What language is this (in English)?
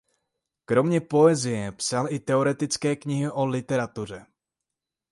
Czech